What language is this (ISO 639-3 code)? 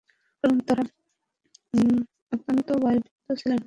ben